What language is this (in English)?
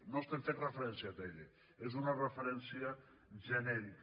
Catalan